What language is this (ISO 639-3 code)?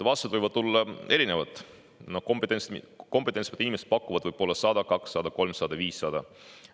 est